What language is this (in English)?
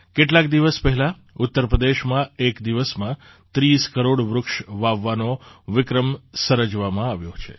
Gujarati